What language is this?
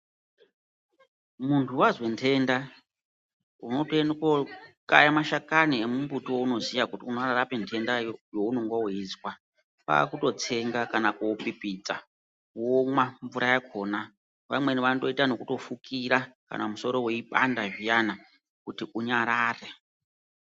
Ndau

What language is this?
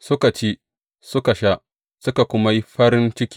Hausa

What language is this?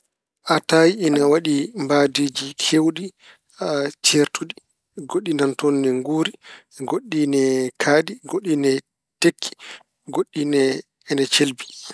Fula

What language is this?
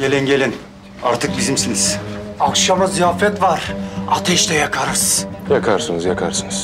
Turkish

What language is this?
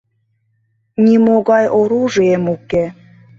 Mari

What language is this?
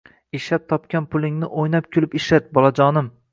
Uzbek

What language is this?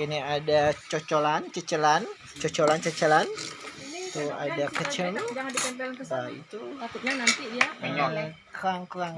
Indonesian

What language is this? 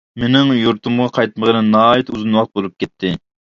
Uyghur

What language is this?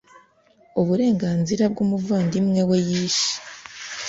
Kinyarwanda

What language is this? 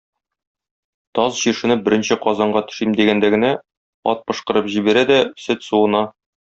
Tatar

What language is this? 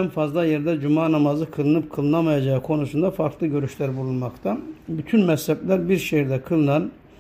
Turkish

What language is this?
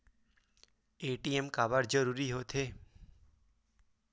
Chhattisgarhi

